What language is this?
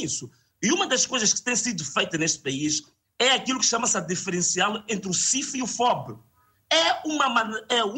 Portuguese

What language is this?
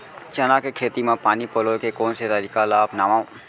Chhattisgarhi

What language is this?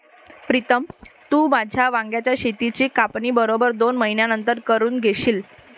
Marathi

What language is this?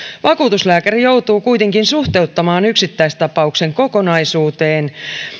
Finnish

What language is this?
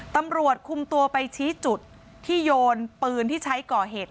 Thai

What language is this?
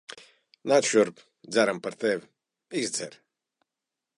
Latvian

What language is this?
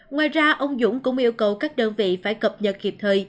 Vietnamese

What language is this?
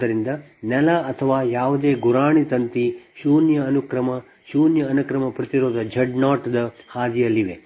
Kannada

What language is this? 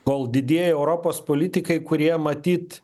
Lithuanian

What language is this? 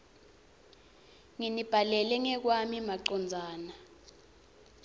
Swati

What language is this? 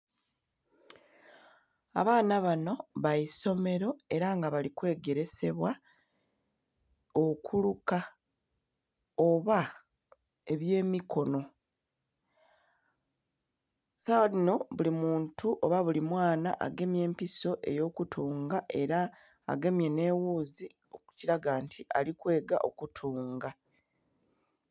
Soga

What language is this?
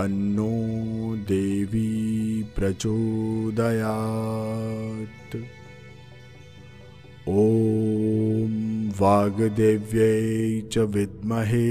Hindi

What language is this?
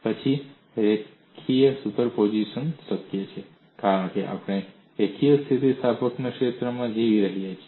Gujarati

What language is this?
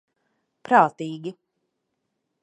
Latvian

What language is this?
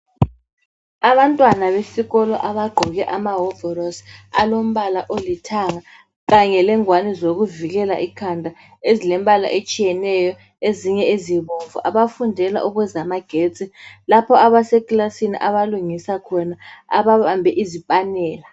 North Ndebele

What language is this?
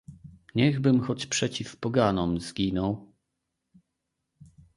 Polish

